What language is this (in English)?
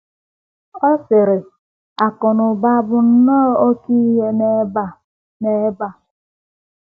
Igbo